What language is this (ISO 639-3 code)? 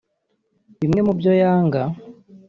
kin